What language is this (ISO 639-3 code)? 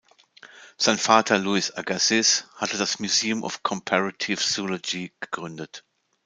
deu